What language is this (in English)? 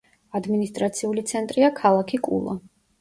Georgian